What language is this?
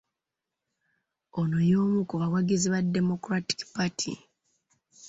Ganda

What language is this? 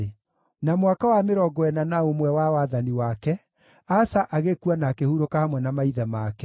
Kikuyu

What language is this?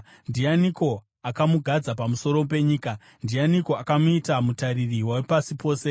Shona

